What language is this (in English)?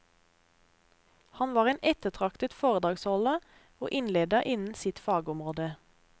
Norwegian